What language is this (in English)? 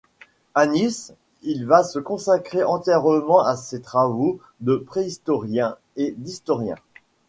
French